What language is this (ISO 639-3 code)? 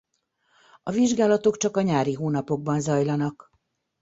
hun